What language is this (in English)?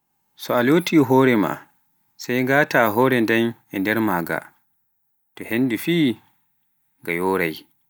Pular